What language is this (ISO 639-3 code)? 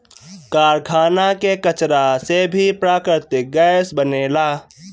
bho